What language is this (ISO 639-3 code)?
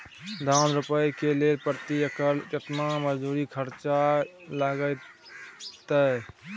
mai